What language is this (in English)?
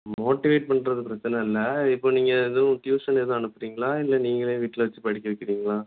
Tamil